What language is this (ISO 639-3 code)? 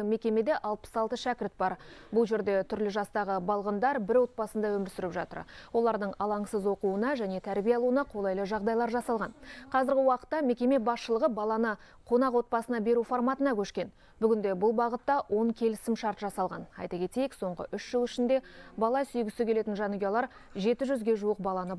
rus